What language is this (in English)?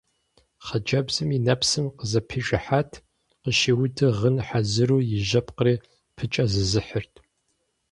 Kabardian